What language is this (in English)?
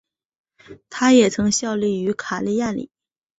Chinese